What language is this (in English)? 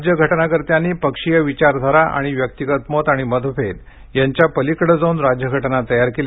Marathi